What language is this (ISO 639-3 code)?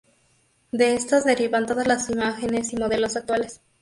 spa